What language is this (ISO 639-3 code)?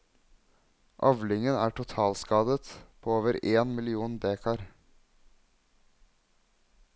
nor